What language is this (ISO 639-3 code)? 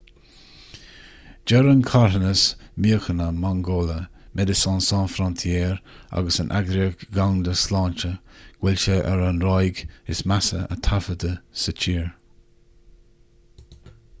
gle